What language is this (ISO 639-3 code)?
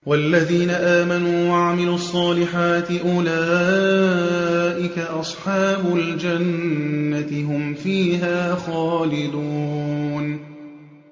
ara